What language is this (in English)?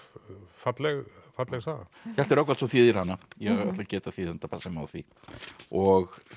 Icelandic